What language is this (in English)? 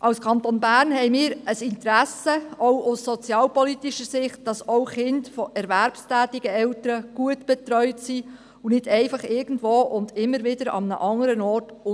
Swiss German